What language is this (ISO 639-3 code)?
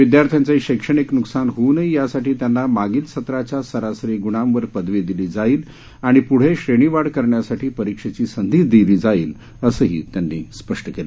mar